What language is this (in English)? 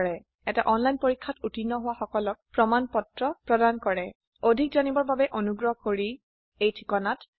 Assamese